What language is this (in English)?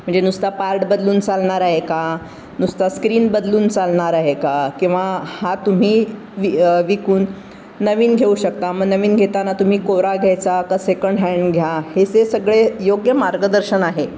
Marathi